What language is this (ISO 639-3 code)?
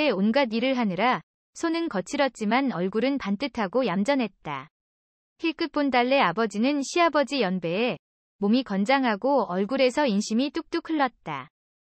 kor